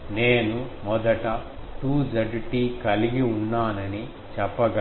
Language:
Telugu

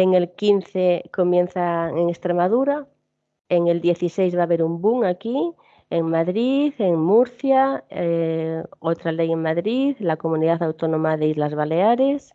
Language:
Spanish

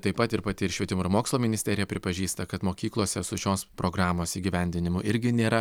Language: Lithuanian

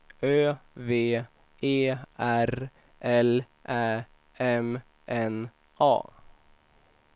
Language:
Swedish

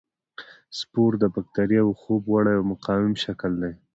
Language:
Pashto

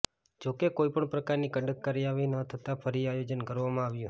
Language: Gujarati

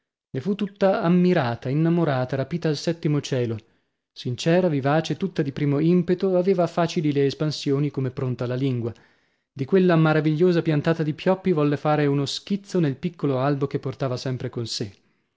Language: Italian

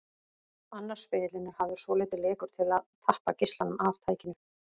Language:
Icelandic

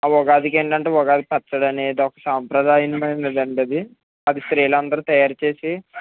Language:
Telugu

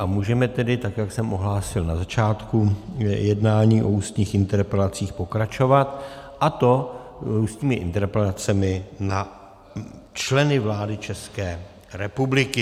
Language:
Czech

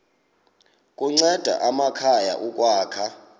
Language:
Xhosa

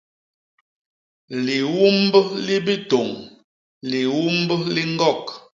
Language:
Basaa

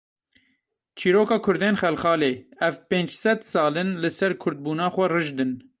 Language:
Kurdish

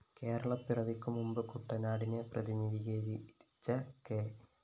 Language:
Malayalam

